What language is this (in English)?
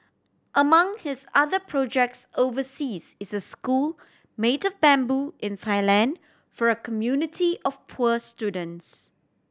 English